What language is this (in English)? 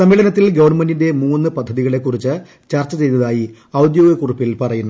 Malayalam